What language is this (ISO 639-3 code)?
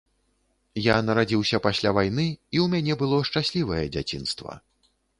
bel